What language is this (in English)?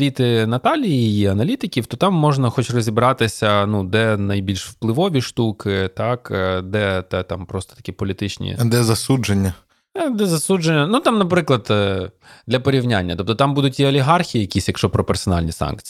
Ukrainian